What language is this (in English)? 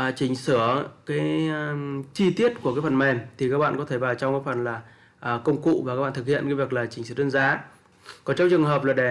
Vietnamese